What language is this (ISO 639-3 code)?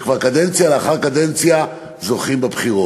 heb